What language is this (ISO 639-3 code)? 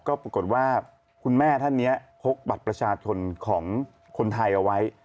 tha